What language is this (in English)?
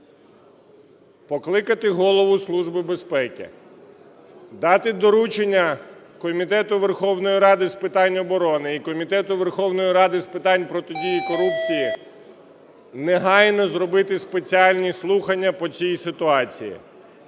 Ukrainian